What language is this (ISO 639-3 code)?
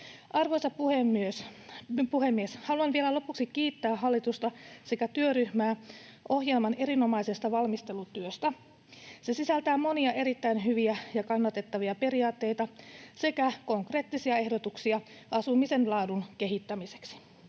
fin